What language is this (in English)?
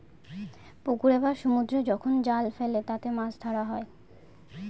Bangla